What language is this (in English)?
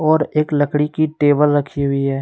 Hindi